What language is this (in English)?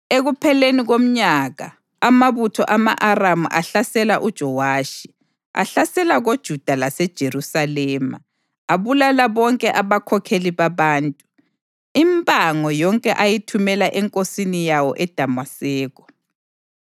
North Ndebele